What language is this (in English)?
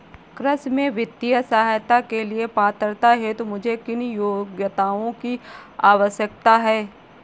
Hindi